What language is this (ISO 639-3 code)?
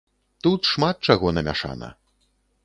bel